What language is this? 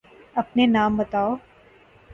Urdu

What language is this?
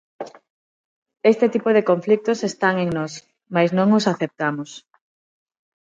Galician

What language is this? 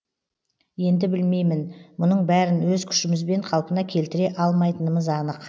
Kazakh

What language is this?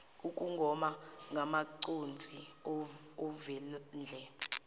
Zulu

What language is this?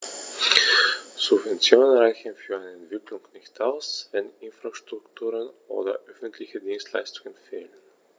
German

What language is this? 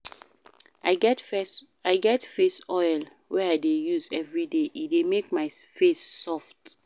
Nigerian Pidgin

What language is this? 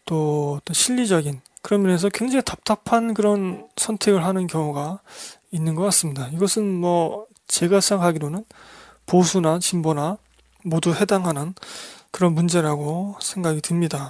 Korean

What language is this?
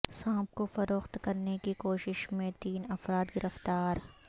Urdu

